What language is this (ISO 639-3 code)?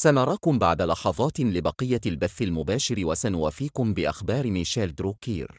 ara